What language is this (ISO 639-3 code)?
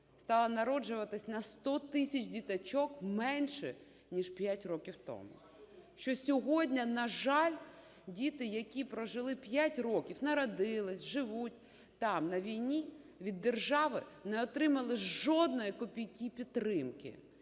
ukr